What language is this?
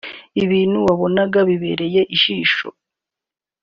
Kinyarwanda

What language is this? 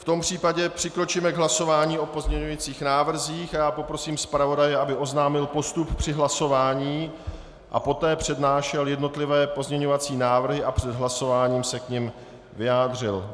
Czech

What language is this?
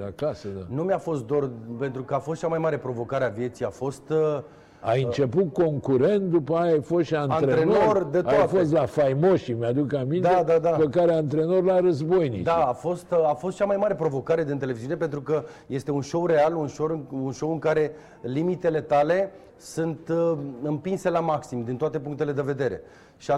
Romanian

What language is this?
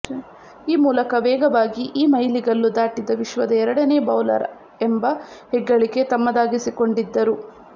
Kannada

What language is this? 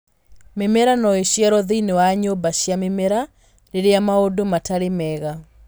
Kikuyu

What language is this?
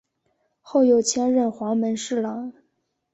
Chinese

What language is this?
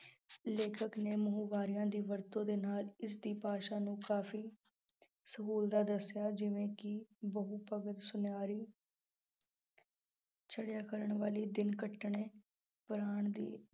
Punjabi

